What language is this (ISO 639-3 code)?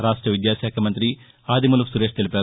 tel